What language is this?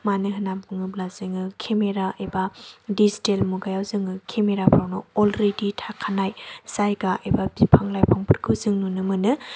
Bodo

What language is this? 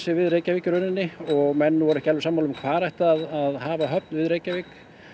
Icelandic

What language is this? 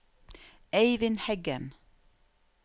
Norwegian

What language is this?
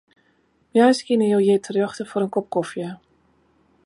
Western Frisian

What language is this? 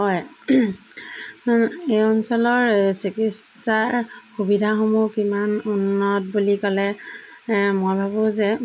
Assamese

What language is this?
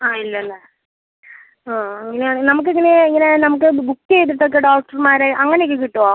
Malayalam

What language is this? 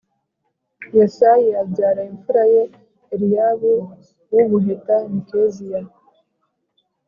Kinyarwanda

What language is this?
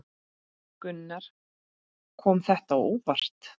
Icelandic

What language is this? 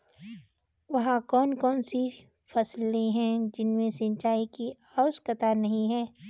Hindi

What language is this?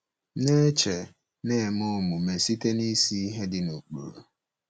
Igbo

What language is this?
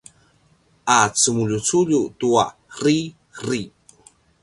Paiwan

